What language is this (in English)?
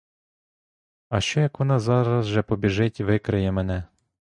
Ukrainian